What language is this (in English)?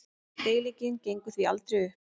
Icelandic